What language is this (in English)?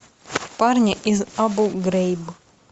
Russian